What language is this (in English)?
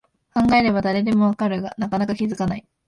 Japanese